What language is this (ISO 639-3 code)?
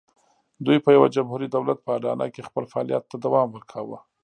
pus